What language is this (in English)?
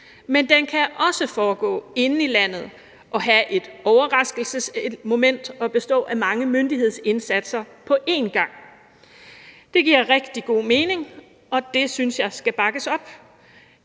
Danish